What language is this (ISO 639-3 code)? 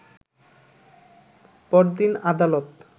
ben